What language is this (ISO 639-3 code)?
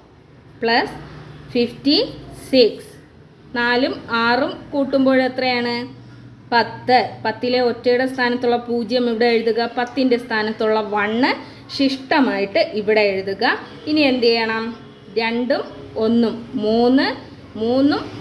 mal